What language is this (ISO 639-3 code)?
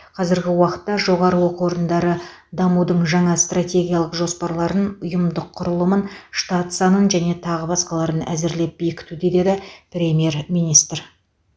kaz